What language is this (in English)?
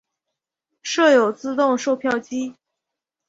Chinese